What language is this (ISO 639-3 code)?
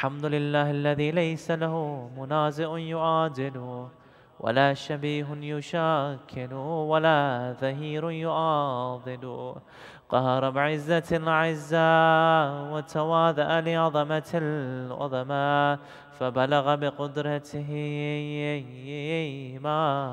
ara